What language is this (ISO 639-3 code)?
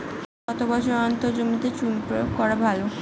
ben